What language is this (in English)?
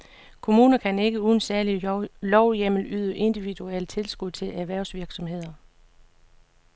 Danish